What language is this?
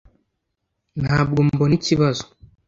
Kinyarwanda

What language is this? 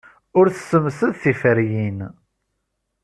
Kabyle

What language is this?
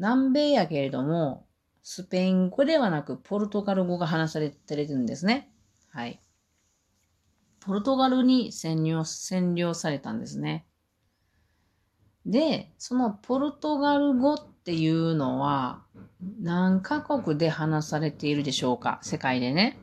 Japanese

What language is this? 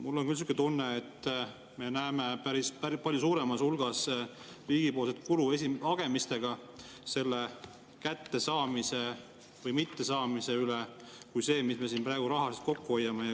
Estonian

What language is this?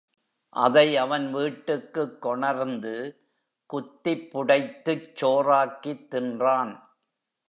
Tamil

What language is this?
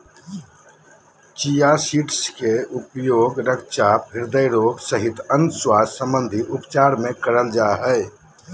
Magahi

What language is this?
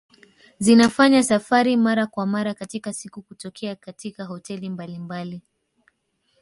Swahili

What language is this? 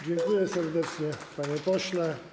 Polish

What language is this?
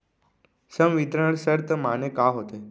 Chhattisgarhi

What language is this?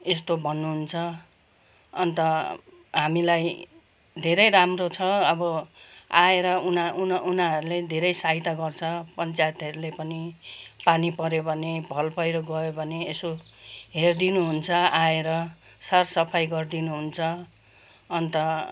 Nepali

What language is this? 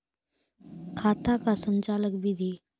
Maithili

